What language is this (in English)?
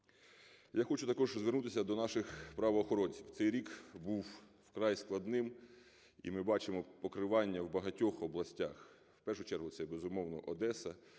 Ukrainian